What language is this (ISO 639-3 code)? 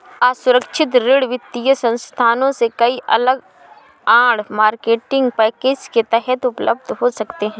hin